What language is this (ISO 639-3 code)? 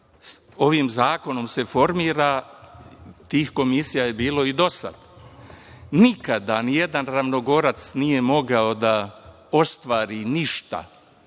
srp